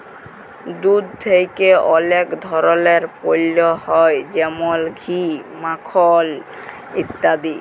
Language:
Bangla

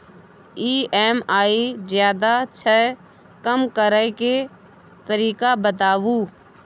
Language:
Maithili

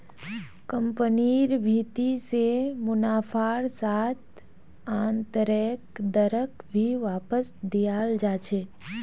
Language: Magahi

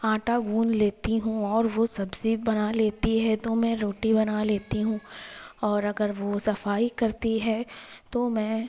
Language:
Urdu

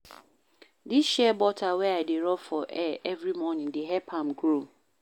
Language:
Nigerian Pidgin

